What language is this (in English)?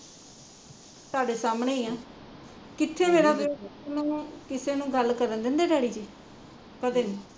Punjabi